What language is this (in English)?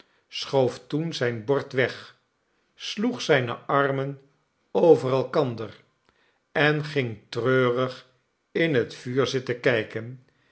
Dutch